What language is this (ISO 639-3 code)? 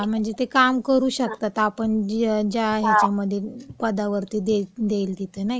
mar